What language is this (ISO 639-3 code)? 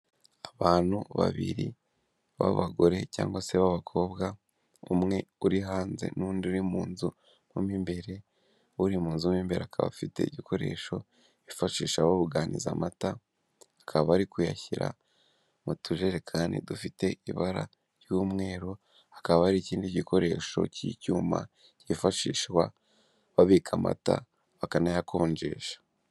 kin